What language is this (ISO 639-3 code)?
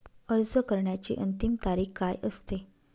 mar